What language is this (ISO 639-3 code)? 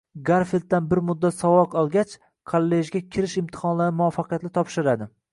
uzb